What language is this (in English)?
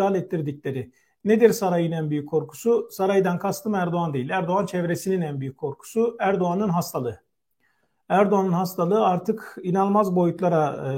Turkish